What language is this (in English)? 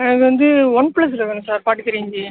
Tamil